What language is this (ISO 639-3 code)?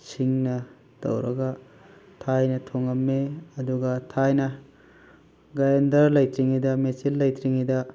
mni